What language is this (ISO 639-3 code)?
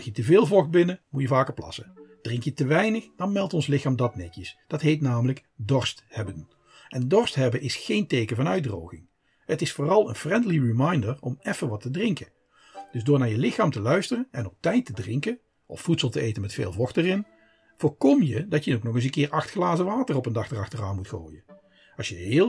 nld